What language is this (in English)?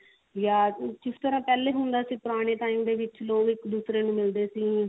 Punjabi